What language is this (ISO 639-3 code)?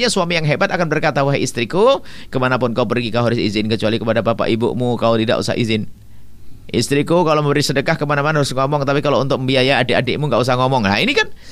ind